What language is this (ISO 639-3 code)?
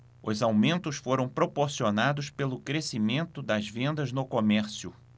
por